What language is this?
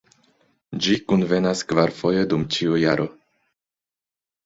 Esperanto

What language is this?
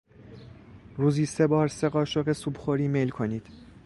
Persian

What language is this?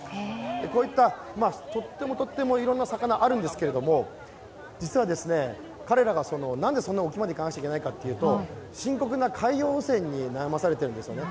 Japanese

